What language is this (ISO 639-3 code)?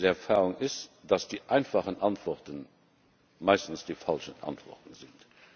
deu